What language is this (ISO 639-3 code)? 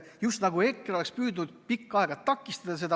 est